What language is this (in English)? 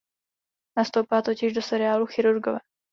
Czech